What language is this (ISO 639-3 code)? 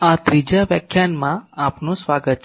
guj